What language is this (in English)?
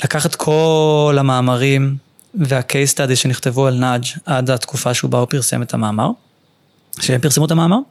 Hebrew